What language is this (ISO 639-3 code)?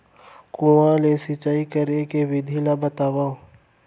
hne